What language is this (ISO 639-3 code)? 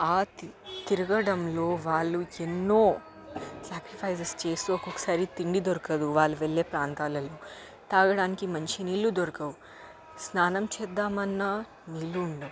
tel